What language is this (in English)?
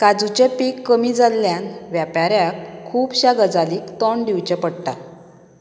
Konkani